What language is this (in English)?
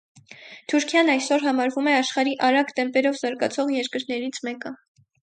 Armenian